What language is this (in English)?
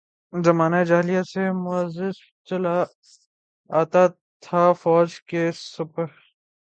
Urdu